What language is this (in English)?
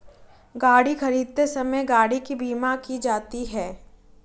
Hindi